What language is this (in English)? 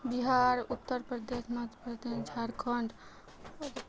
Maithili